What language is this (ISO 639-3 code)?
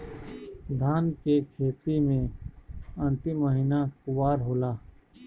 bho